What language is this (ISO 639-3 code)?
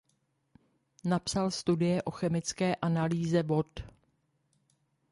ces